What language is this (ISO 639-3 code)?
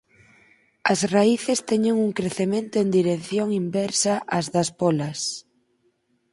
glg